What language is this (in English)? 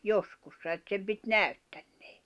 Finnish